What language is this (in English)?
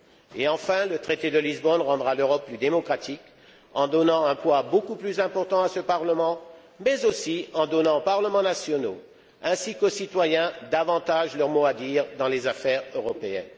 French